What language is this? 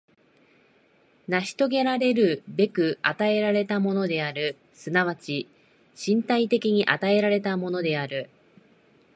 Japanese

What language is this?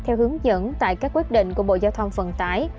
Vietnamese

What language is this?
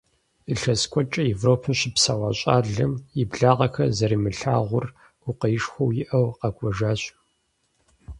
Kabardian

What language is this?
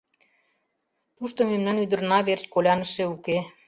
Mari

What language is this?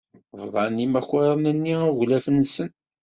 Kabyle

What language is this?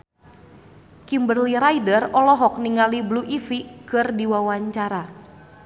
Sundanese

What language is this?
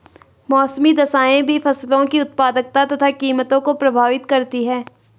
Hindi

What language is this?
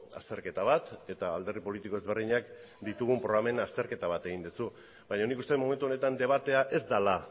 Basque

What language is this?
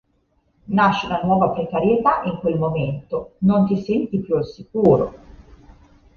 Italian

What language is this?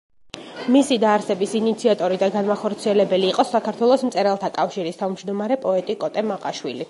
Georgian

